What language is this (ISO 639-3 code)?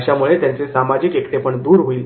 mar